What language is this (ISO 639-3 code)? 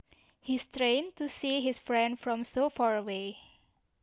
jav